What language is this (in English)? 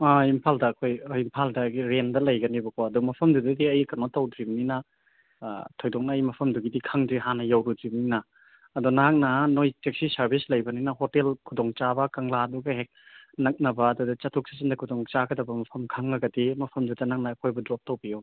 Manipuri